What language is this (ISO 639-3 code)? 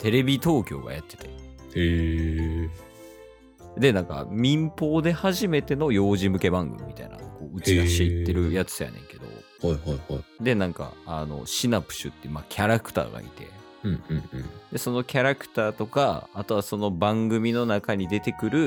jpn